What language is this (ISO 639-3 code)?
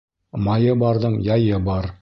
bak